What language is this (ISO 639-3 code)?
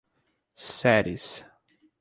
por